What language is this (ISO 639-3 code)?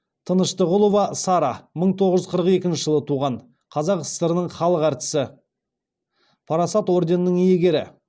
kaz